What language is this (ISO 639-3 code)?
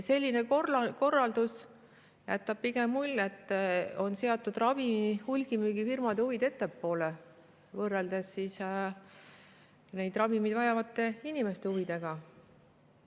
est